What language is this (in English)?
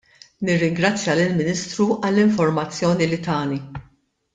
Maltese